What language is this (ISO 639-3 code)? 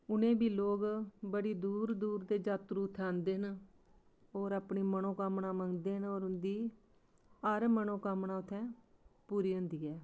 doi